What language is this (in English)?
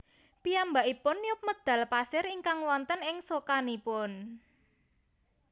Javanese